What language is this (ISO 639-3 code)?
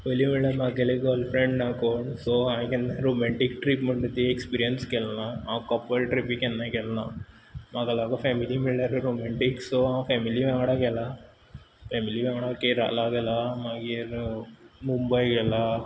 kok